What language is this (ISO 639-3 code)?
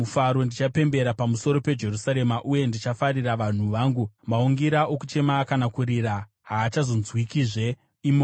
sna